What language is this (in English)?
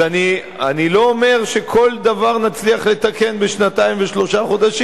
Hebrew